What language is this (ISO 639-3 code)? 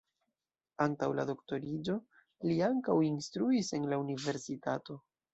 epo